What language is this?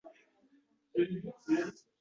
Uzbek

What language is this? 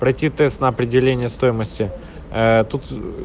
Russian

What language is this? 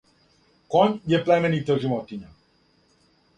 Serbian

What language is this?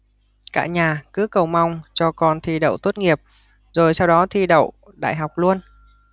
Vietnamese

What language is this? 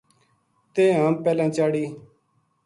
Gujari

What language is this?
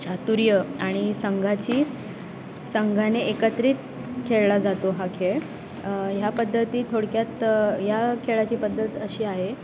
Marathi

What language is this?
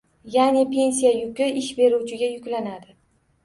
Uzbek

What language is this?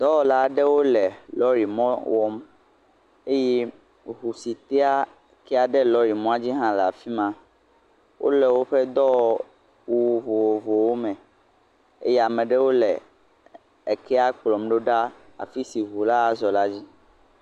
Ewe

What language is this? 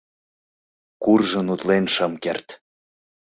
Mari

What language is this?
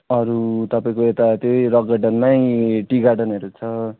Nepali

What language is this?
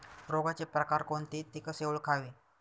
Marathi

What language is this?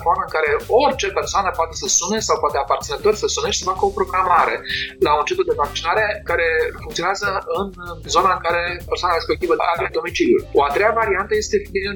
Romanian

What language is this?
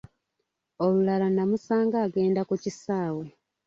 Ganda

